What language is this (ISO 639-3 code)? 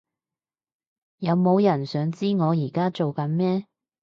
yue